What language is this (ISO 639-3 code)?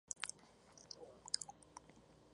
spa